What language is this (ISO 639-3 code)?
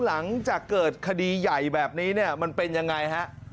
tha